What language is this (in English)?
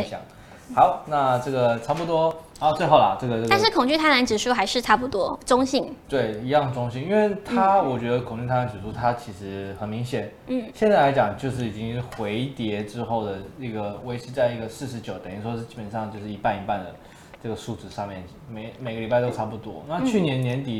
Chinese